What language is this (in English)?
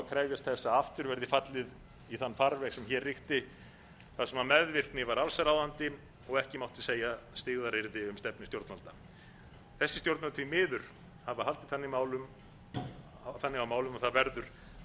Icelandic